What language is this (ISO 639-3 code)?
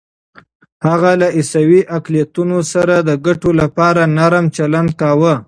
pus